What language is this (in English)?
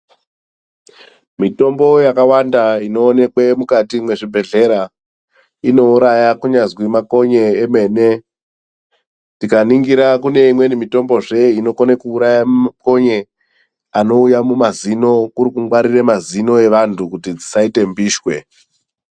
Ndau